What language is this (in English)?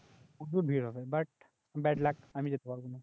Bangla